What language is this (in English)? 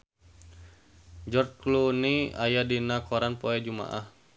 Sundanese